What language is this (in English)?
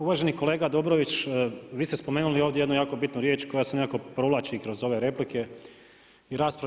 Croatian